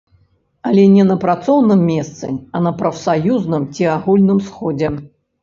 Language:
Belarusian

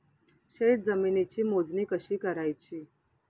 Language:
Marathi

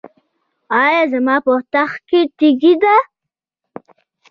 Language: Pashto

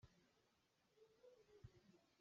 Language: Hakha Chin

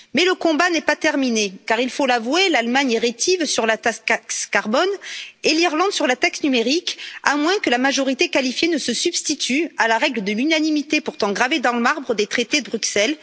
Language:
French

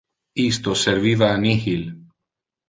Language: Interlingua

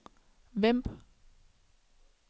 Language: Danish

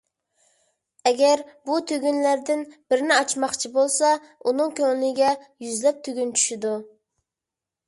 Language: Uyghur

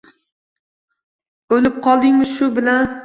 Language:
Uzbek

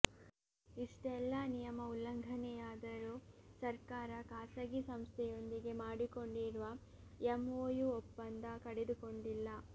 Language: Kannada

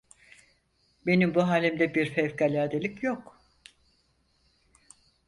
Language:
Turkish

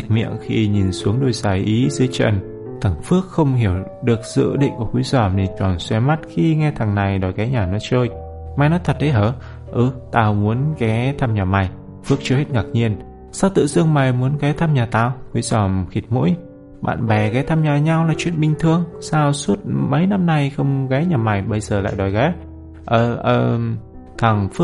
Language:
Vietnamese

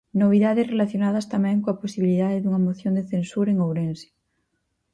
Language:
Galician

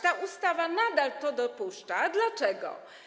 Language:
Polish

